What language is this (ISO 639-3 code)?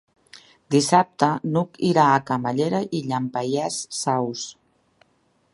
cat